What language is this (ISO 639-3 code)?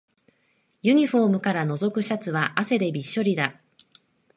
jpn